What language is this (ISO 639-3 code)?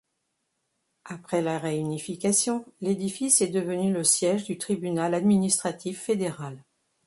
fra